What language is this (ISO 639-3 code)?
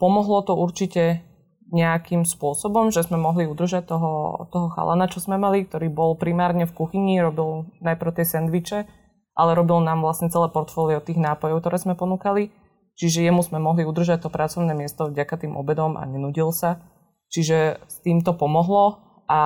slk